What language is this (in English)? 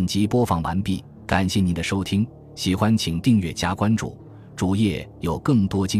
Chinese